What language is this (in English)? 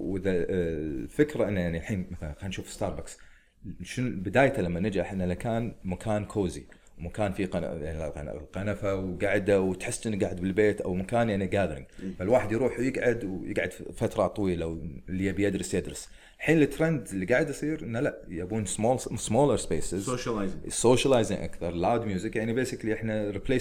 Arabic